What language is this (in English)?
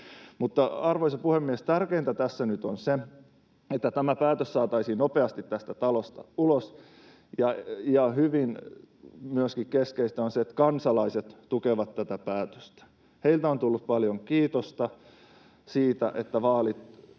Finnish